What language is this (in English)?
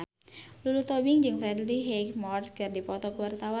Sundanese